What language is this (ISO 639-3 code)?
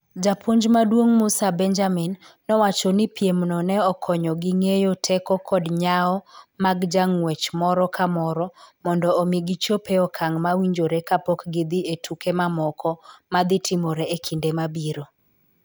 luo